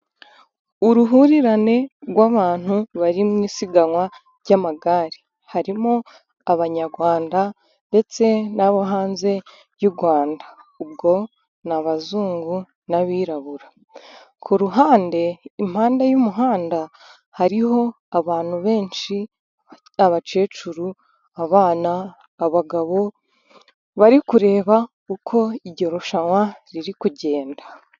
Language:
Kinyarwanda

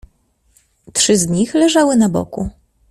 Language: Polish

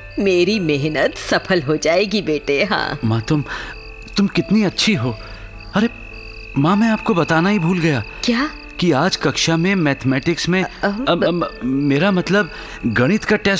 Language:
Hindi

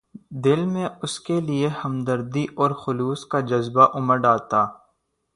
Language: Urdu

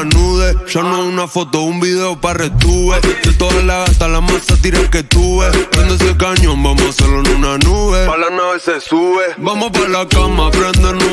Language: Romanian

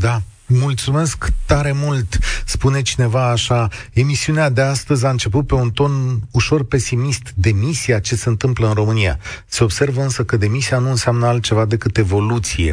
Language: Romanian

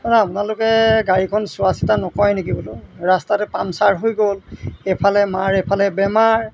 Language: Assamese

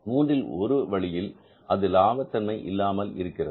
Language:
Tamil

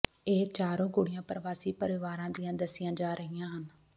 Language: Punjabi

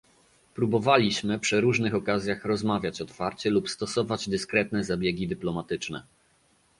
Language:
Polish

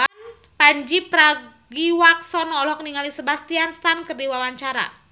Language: Sundanese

